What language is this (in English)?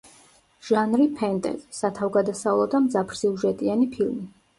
Georgian